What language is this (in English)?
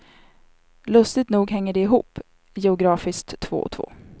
Swedish